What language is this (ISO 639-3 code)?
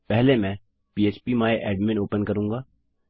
hin